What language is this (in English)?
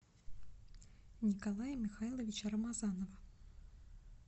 Russian